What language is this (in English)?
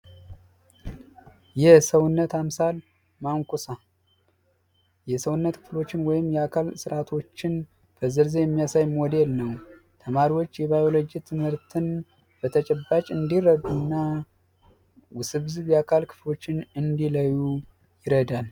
Amharic